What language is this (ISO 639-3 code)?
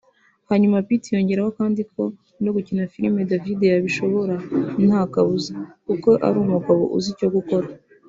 kin